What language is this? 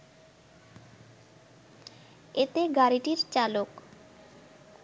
Bangla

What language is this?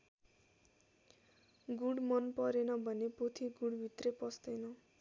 Nepali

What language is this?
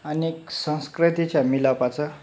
Marathi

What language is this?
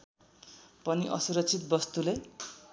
Nepali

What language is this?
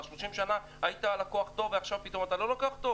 Hebrew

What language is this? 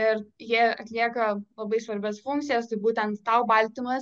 Lithuanian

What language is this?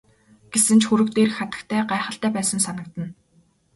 Mongolian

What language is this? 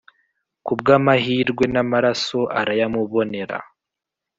Kinyarwanda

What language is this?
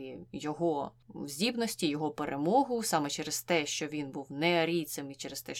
Ukrainian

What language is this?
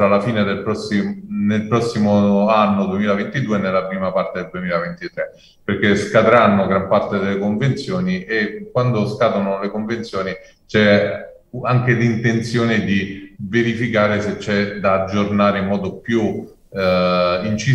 Italian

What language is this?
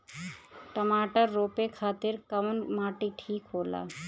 Bhojpuri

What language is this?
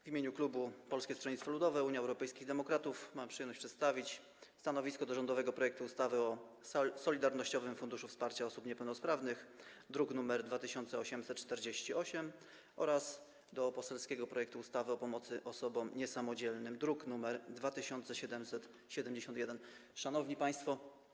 Polish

